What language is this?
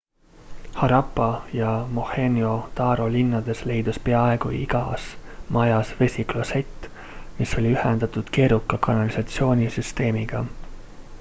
Estonian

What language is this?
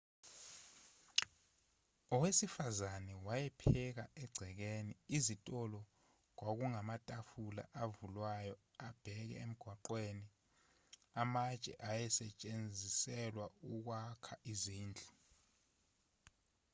Zulu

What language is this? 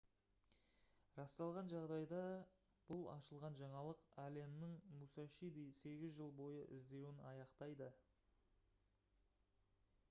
Kazakh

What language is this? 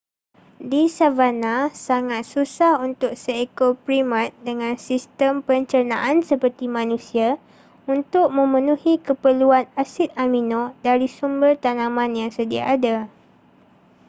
Malay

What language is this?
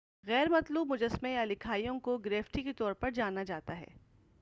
Urdu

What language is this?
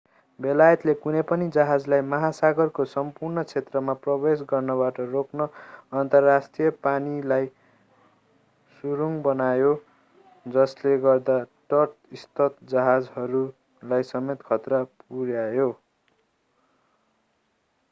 Nepali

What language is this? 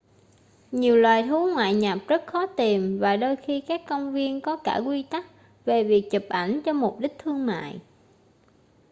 Vietnamese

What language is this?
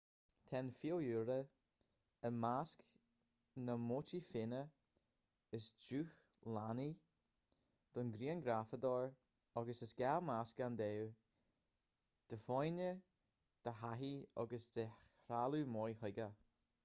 Irish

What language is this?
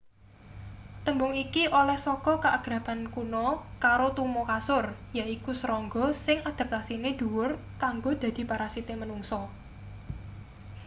Javanese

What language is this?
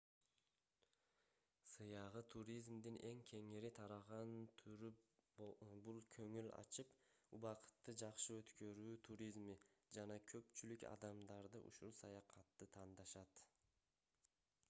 Kyrgyz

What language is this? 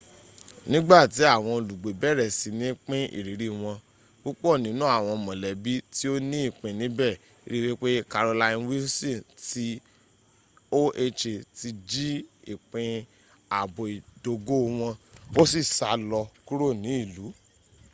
Yoruba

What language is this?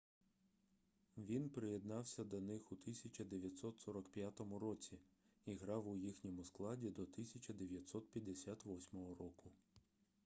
Ukrainian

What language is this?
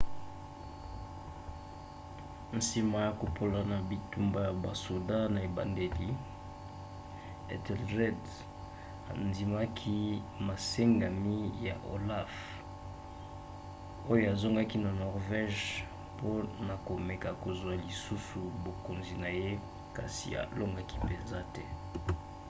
Lingala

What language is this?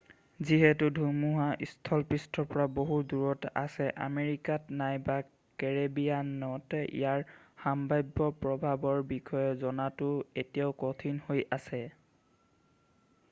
Assamese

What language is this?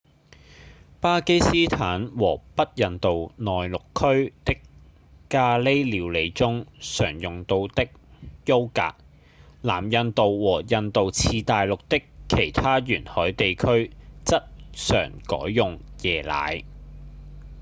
Cantonese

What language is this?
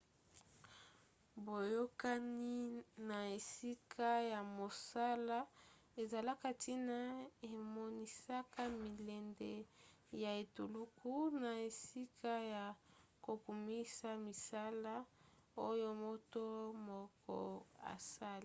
Lingala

